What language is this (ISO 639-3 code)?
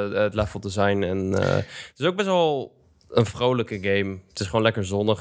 nld